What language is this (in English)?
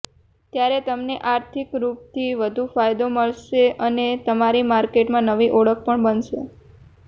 Gujarati